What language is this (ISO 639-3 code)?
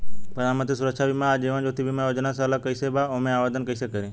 bho